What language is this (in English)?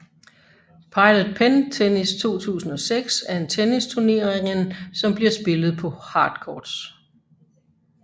Danish